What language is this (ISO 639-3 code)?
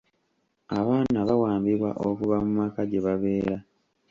lug